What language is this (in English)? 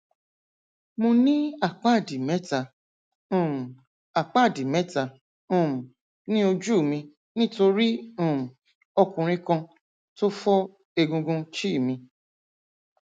Yoruba